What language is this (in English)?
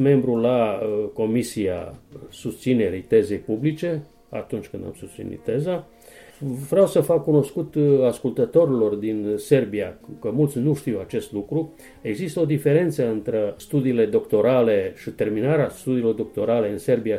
Romanian